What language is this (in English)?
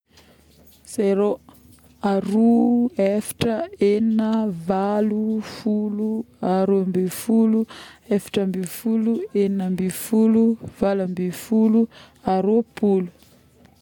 Northern Betsimisaraka Malagasy